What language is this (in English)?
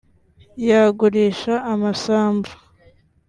Kinyarwanda